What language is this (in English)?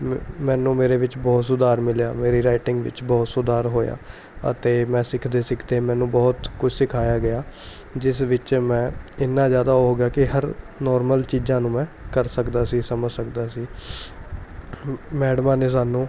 Punjabi